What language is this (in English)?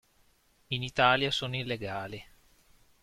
Italian